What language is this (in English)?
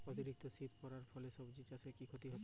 Bangla